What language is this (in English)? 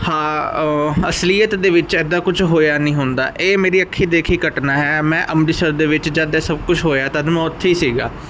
Punjabi